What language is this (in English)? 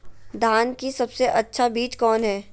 Magahi